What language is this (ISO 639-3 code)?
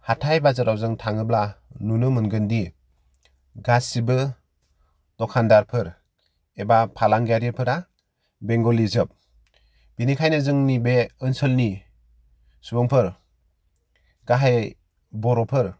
brx